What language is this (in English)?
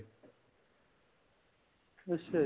Punjabi